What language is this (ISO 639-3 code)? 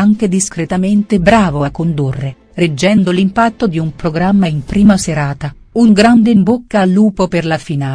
ita